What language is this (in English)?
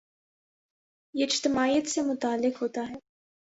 Urdu